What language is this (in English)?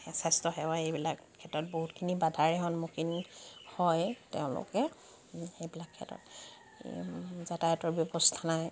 Assamese